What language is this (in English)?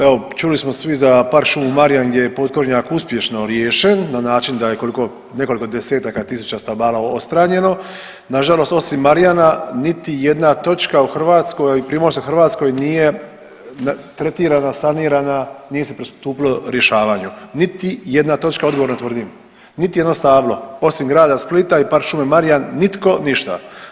Croatian